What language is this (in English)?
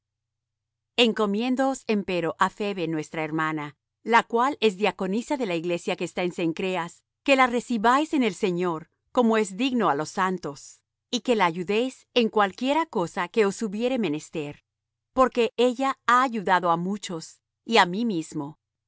Spanish